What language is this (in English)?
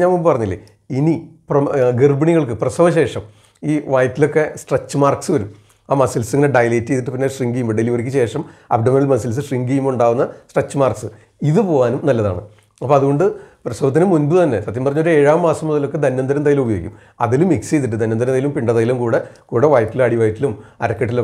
Turkish